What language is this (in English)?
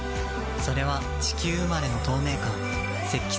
Japanese